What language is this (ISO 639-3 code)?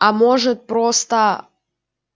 rus